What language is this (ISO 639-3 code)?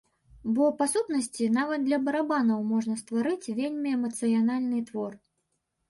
bel